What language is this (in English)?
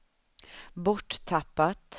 Swedish